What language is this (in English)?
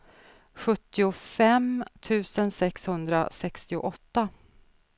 Swedish